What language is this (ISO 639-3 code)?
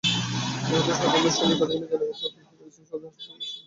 ben